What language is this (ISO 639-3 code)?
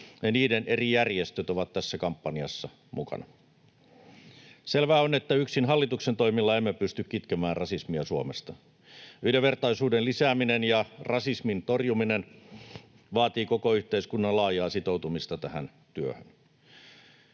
fin